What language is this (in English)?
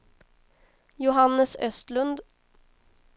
Swedish